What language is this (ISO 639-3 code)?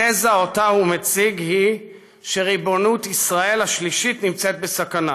heb